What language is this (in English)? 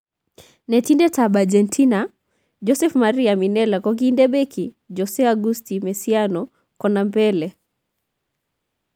Kalenjin